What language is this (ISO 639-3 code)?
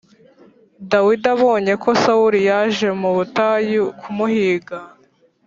kin